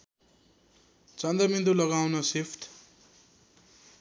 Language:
Nepali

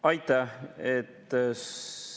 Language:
Estonian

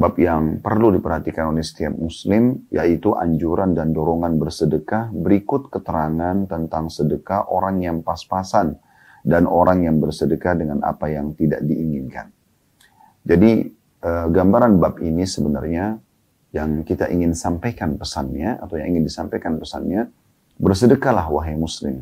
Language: Indonesian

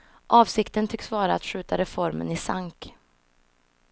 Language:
Swedish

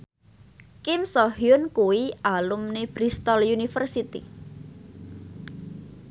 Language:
Javanese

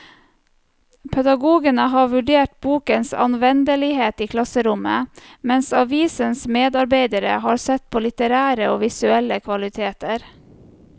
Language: Norwegian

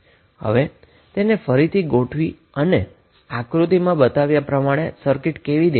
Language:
Gujarati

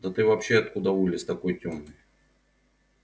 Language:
Russian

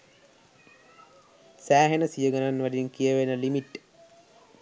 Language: Sinhala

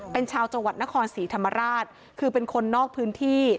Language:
Thai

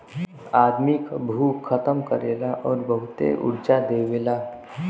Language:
Bhojpuri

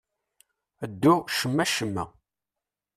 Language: Kabyle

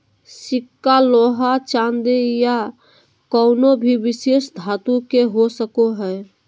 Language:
Magahi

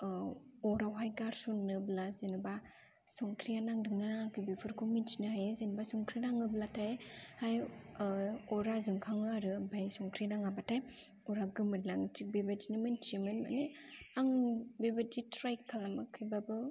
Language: Bodo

